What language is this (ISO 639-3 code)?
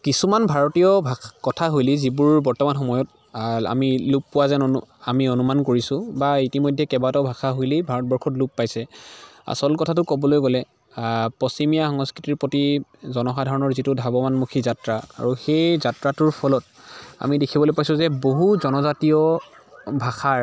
asm